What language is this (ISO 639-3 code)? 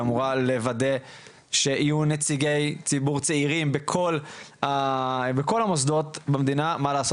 heb